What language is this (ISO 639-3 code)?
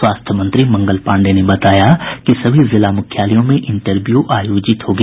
hin